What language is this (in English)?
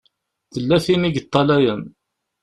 Kabyle